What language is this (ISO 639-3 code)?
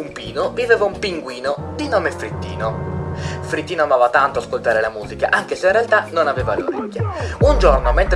ita